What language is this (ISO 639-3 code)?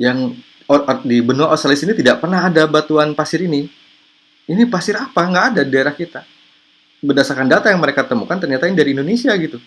ind